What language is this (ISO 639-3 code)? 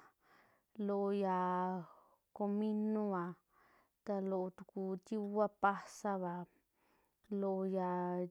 jmx